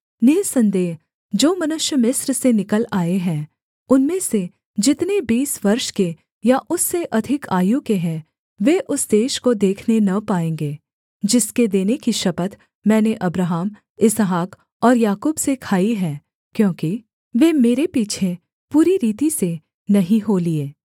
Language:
Hindi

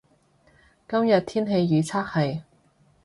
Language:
Cantonese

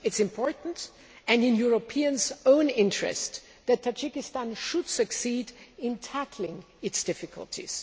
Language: English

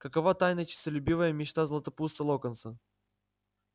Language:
Russian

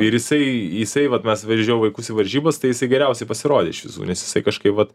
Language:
Lithuanian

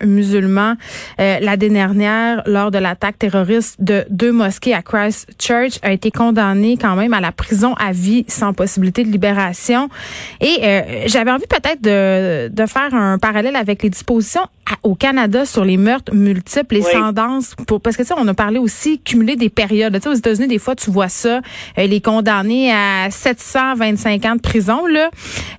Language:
French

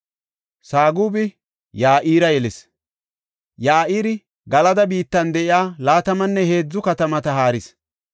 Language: Gofa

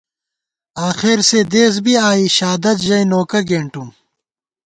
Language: Gawar-Bati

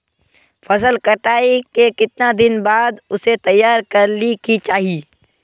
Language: Magahi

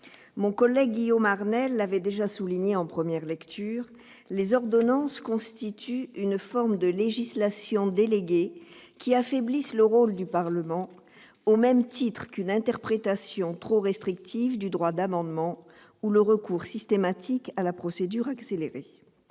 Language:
French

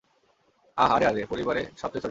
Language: Bangla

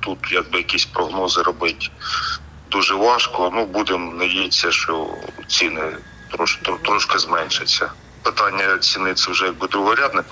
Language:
Ukrainian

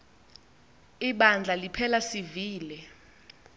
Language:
Xhosa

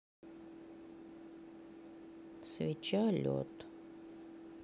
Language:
Russian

